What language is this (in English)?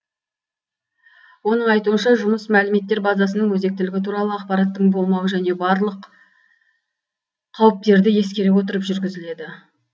Kazakh